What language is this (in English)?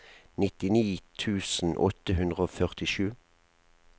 Norwegian